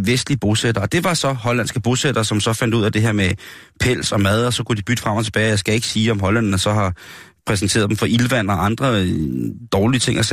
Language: Danish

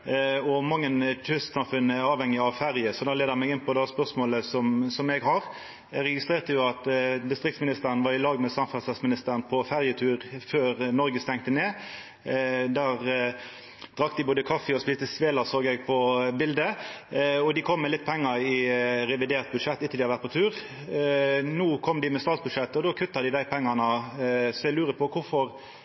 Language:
Norwegian Nynorsk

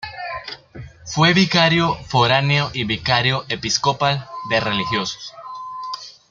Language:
Spanish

